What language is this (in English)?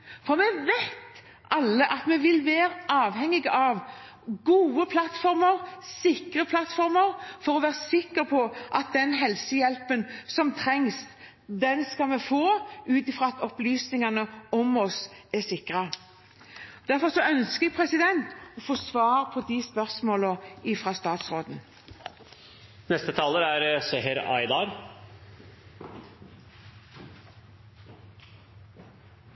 Norwegian Bokmål